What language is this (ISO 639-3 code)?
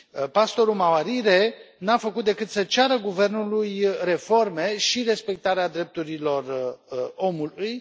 ron